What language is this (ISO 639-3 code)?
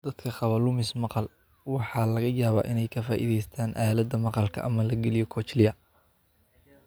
som